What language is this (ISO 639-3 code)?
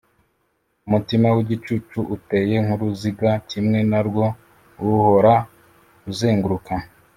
kin